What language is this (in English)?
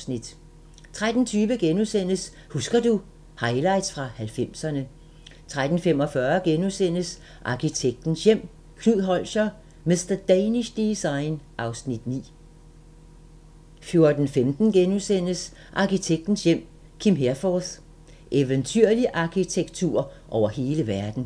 Danish